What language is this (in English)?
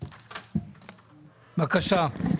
Hebrew